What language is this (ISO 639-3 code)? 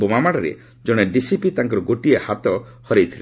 ori